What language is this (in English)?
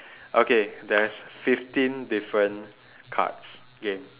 English